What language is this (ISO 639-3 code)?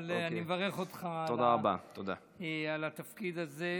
heb